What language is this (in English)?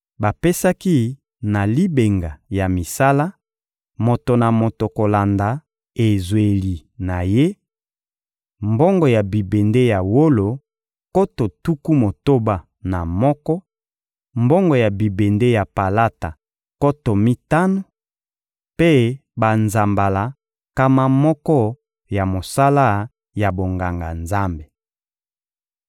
Lingala